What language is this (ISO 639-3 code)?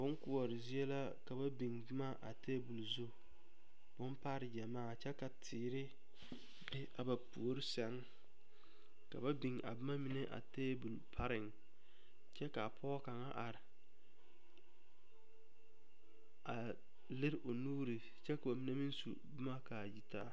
dga